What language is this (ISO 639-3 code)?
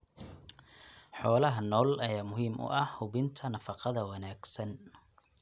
som